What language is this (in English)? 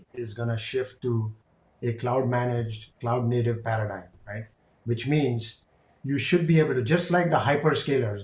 English